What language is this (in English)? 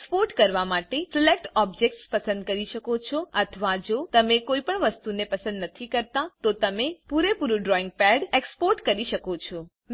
Gujarati